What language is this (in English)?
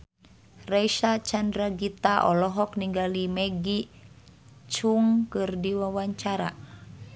Sundanese